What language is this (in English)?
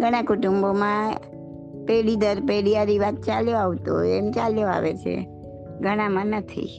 Gujarati